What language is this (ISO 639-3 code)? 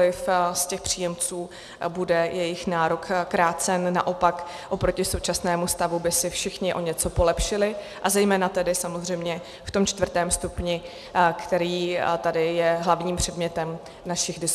ces